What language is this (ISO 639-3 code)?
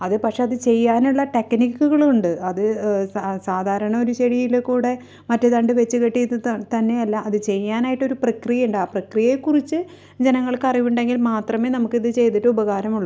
mal